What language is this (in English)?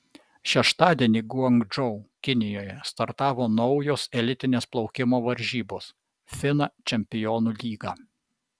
Lithuanian